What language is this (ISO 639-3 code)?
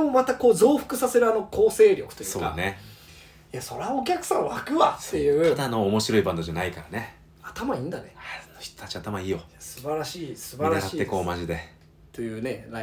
jpn